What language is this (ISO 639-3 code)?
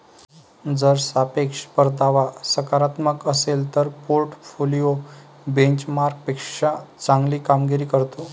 mar